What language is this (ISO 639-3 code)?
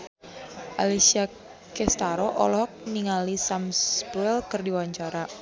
sun